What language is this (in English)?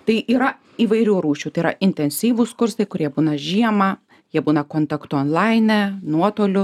Lithuanian